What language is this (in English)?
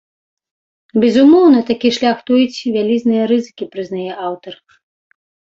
Belarusian